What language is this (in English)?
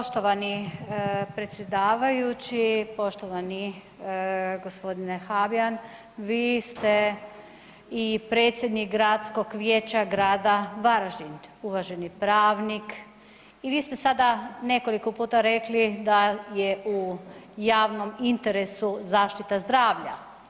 Croatian